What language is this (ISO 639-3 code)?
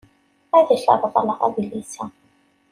kab